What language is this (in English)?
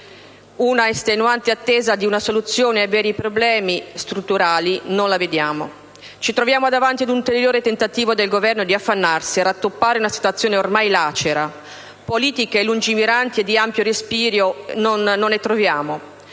Italian